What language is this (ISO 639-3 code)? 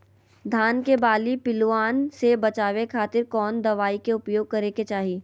mag